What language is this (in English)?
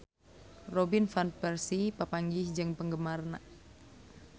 Sundanese